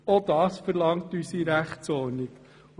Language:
Swiss German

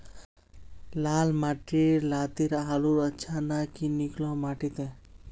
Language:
Magahi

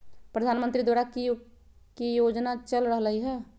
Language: Magahi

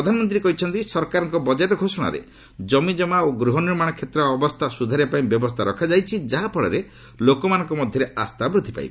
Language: Odia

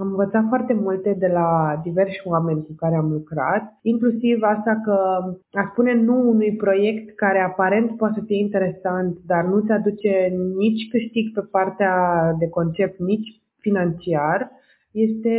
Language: Romanian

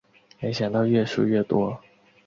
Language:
Chinese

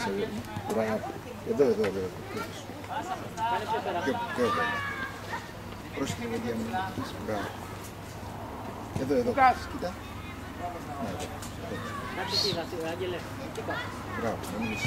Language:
Greek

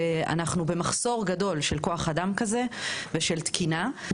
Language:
Hebrew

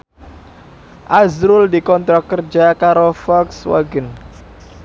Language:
Javanese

